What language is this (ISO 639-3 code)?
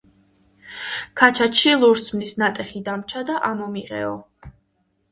kat